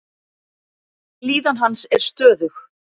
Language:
Icelandic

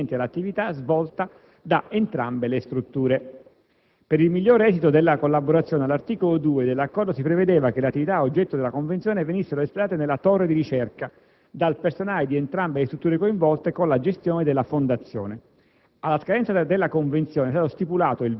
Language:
Italian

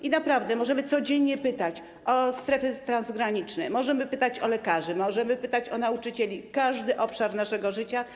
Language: Polish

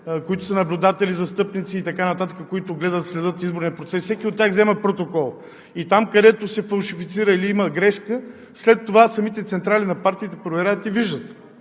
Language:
Bulgarian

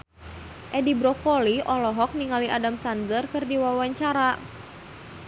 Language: Sundanese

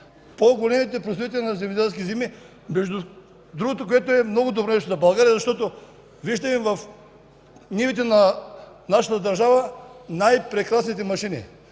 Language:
Bulgarian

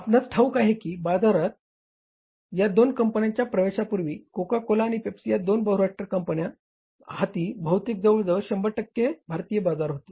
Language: Marathi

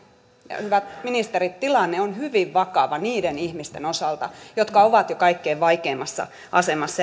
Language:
Finnish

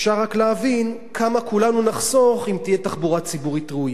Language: Hebrew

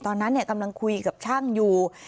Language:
Thai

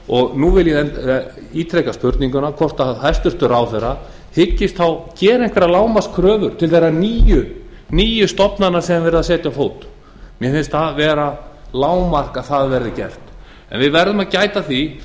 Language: Icelandic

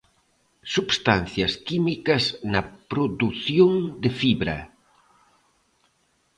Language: Galician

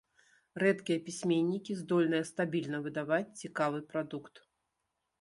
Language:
Belarusian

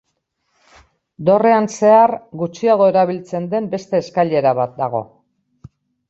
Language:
Basque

